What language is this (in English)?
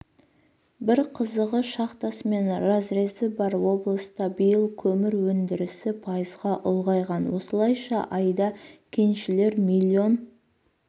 Kazakh